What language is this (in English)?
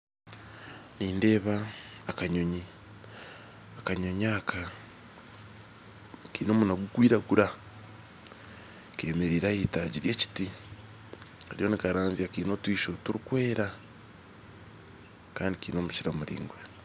Nyankole